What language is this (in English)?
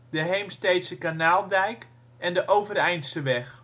Dutch